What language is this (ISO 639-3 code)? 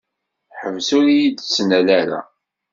kab